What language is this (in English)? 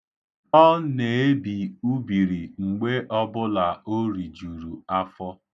Igbo